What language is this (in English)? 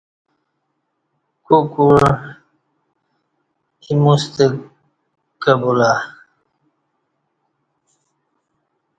Kati